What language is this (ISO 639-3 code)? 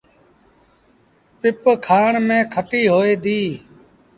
sbn